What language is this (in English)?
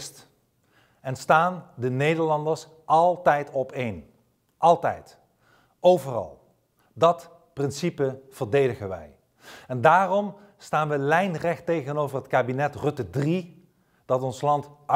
Dutch